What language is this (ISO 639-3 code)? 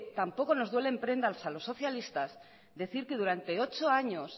spa